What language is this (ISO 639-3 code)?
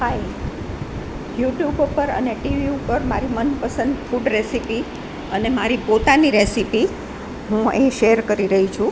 guj